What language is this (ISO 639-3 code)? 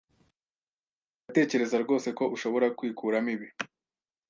kin